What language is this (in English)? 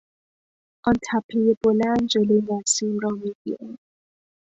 Persian